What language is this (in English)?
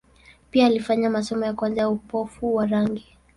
Swahili